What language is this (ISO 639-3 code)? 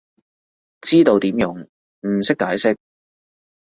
yue